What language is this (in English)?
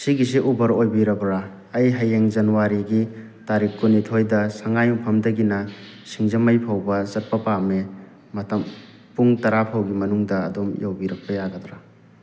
Manipuri